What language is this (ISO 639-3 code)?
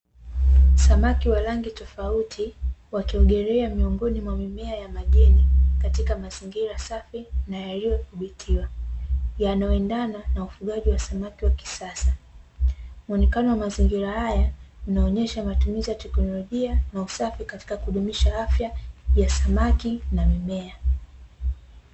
swa